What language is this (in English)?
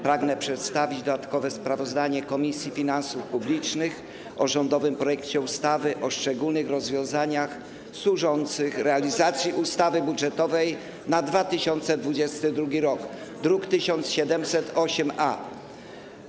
Polish